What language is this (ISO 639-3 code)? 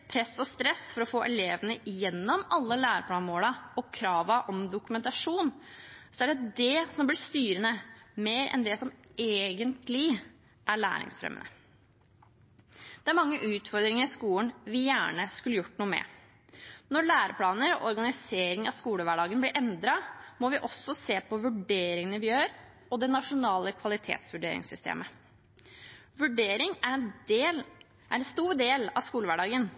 nob